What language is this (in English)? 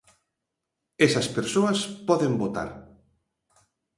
Galician